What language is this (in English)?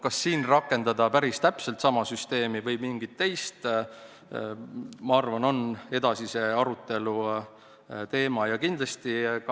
Estonian